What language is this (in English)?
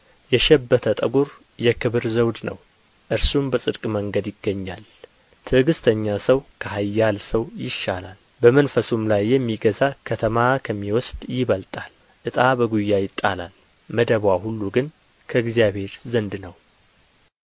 Amharic